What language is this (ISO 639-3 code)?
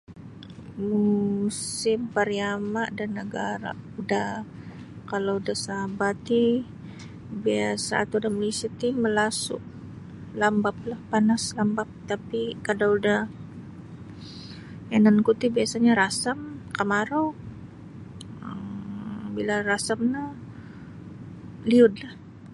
bsy